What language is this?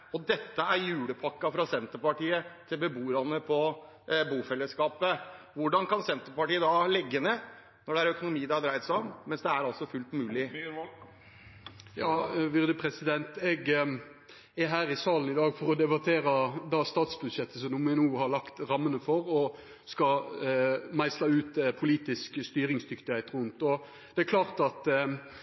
Norwegian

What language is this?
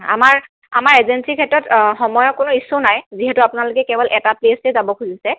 Assamese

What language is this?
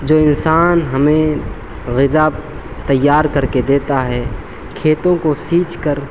Urdu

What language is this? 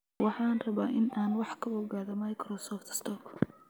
Somali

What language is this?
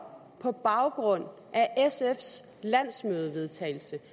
Danish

